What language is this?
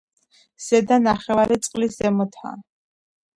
Georgian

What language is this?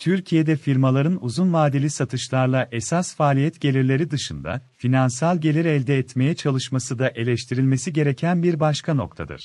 Turkish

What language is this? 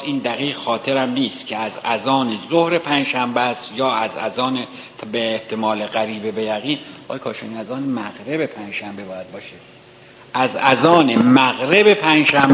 Persian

